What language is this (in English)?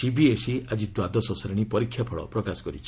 Odia